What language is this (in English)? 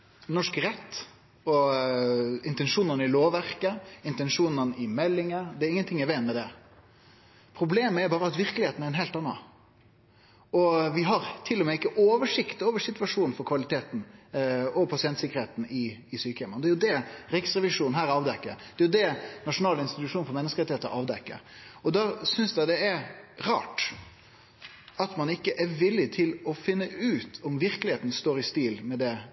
Norwegian Nynorsk